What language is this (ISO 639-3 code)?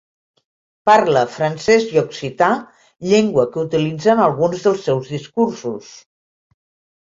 cat